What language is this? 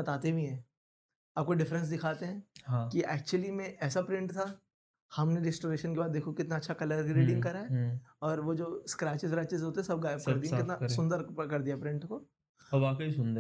Hindi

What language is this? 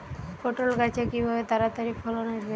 Bangla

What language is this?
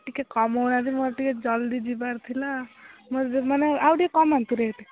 Odia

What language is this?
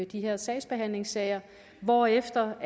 Danish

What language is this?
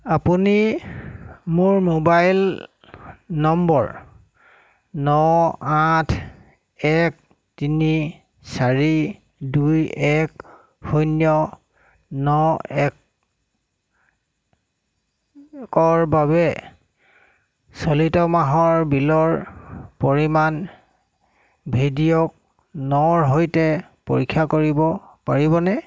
Assamese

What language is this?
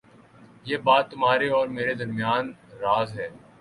Urdu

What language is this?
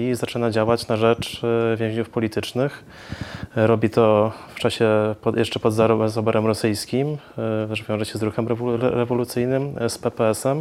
Polish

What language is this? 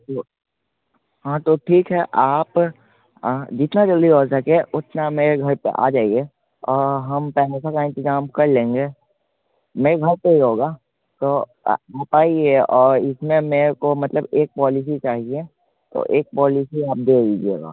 Hindi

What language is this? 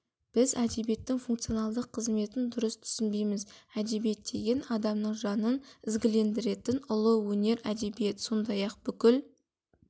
Kazakh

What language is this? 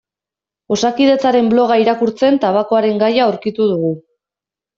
Basque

